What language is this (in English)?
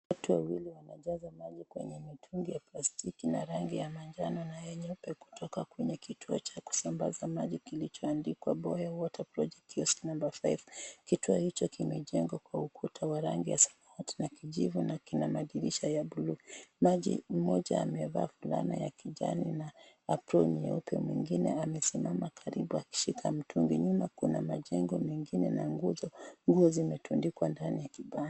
Swahili